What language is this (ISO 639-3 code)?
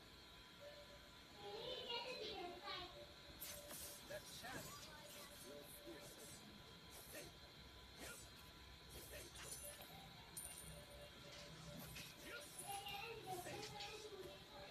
ind